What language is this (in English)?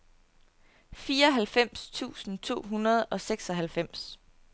Danish